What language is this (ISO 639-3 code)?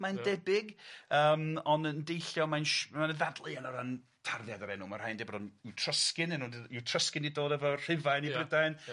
cym